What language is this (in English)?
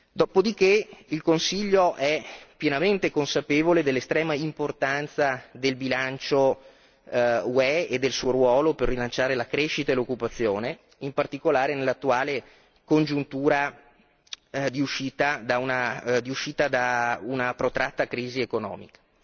Italian